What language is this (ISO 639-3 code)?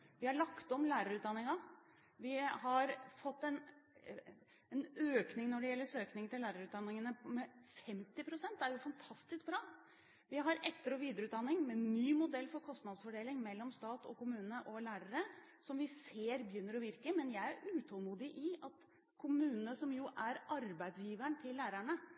nob